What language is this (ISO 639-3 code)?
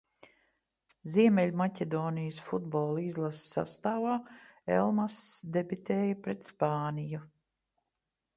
lav